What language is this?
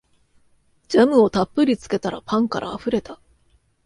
Japanese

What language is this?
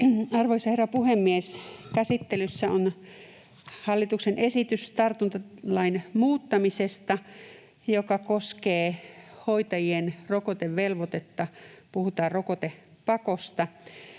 Finnish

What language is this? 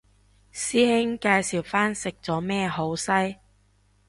Cantonese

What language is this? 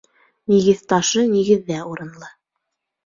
Bashkir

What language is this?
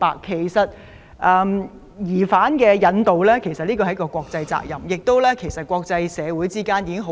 Cantonese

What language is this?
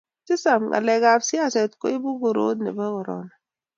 Kalenjin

